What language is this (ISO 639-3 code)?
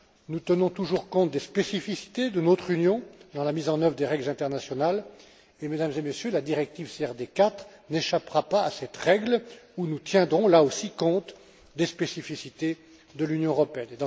fra